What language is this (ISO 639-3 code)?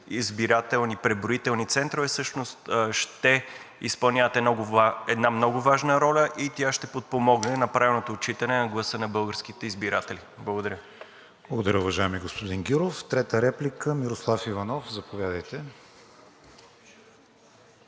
bul